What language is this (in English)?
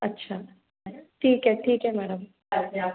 Hindi